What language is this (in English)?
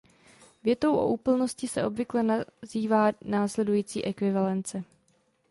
Czech